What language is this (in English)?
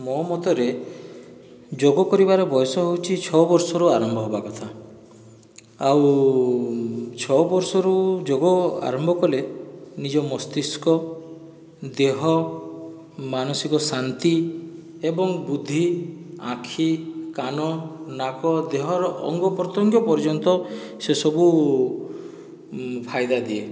Odia